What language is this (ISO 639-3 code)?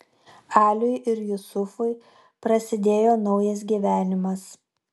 lit